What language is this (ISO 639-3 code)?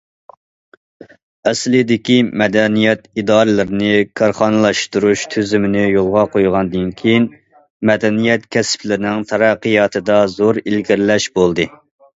uig